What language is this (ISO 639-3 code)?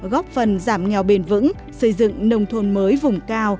vie